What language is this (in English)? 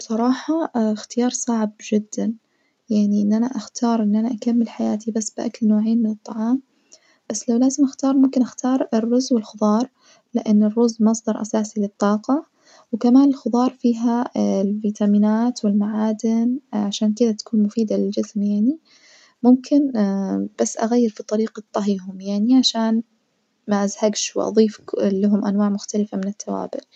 Najdi Arabic